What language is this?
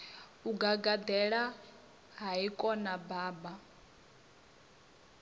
Venda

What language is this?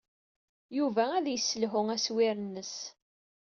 Kabyle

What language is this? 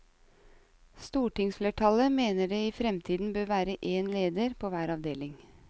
Norwegian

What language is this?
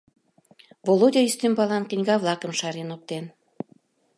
Mari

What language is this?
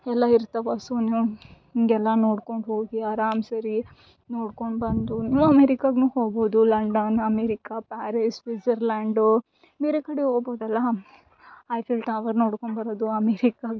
Kannada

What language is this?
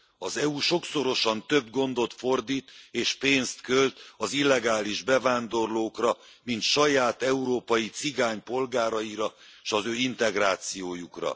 Hungarian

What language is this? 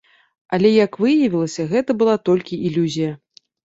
Belarusian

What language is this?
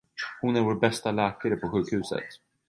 Swedish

